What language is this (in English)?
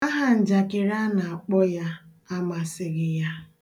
Igbo